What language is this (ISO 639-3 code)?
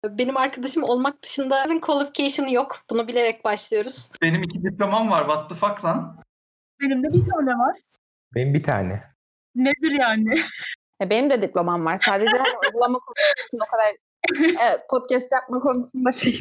tur